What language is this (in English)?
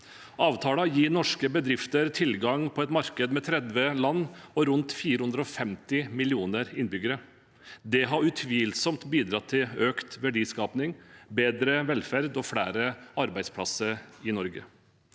Norwegian